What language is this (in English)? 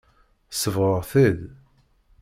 Kabyle